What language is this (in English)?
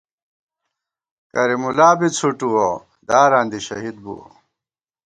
Gawar-Bati